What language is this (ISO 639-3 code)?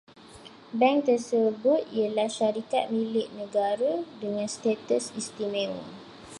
msa